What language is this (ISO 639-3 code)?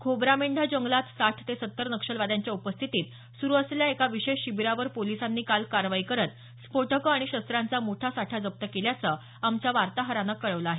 mar